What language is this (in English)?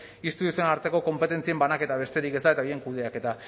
Basque